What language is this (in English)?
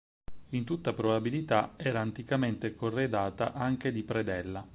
Italian